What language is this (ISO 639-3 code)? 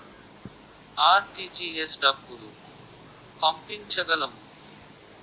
tel